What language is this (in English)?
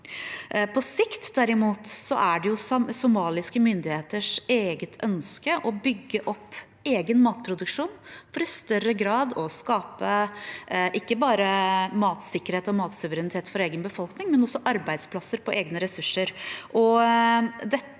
Norwegian